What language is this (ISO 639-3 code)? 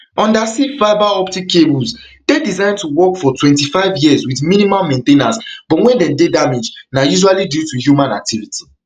pcm